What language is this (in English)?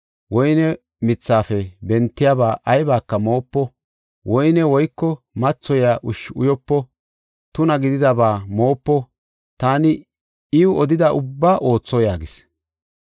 Gofa